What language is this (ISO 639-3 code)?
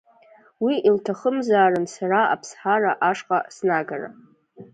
abk